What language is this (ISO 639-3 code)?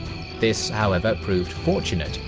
eng